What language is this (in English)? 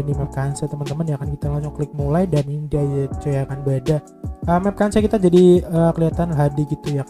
Indonesian